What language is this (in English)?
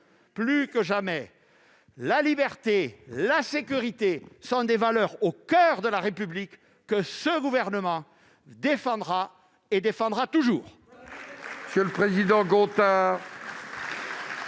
French